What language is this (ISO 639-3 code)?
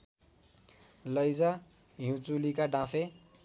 nep